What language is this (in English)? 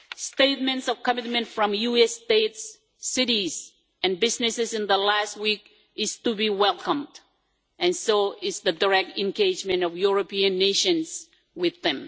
English